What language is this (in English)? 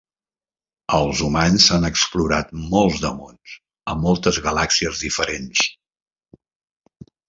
Catalan